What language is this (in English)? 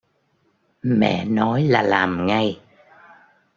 Vietnamese